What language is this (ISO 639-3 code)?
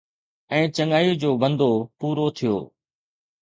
snd